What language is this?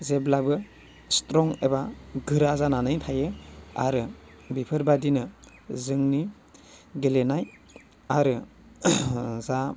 Bodo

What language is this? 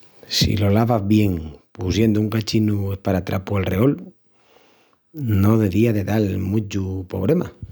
Extremaduran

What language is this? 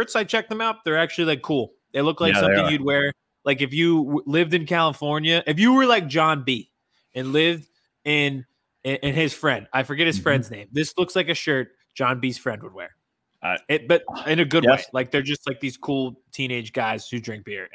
English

